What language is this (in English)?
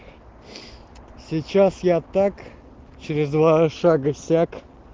Russian